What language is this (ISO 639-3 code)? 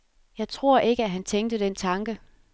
dan